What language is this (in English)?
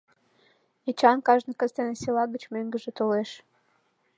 Mari